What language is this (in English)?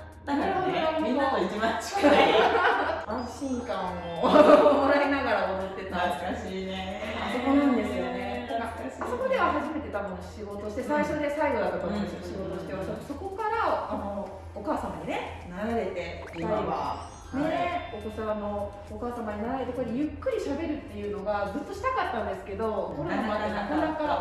Japanese